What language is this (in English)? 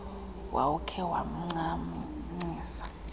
Xhosa